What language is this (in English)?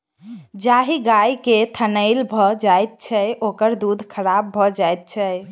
Maithili